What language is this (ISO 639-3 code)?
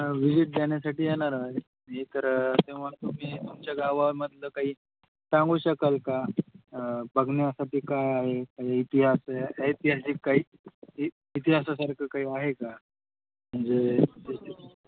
mar